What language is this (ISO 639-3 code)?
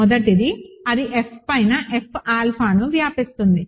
tel